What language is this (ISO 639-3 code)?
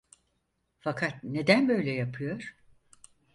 tur